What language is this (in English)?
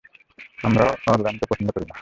Bangla